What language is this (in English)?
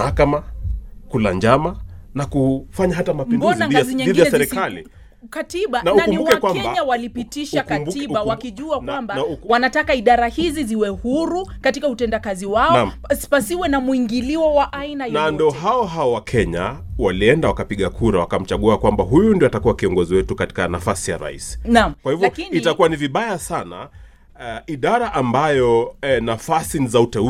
Swahili